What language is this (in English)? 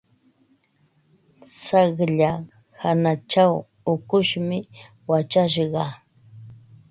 Ambo-Pasco Quechua